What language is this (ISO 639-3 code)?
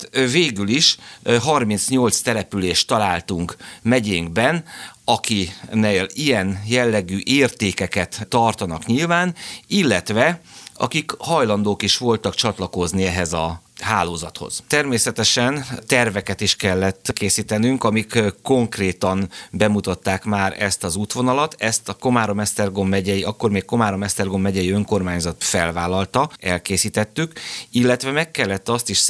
hun